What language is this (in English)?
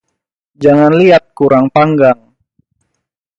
Indonesian